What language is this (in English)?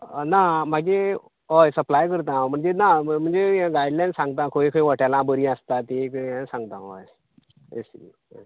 Konkani